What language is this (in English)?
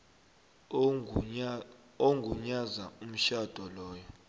South Ndebele